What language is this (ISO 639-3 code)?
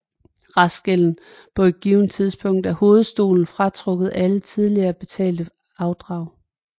dan